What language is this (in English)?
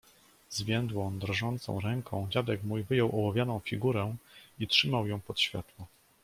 Polish